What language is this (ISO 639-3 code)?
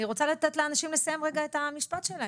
heb